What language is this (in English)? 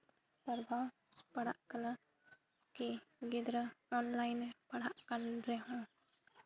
Santali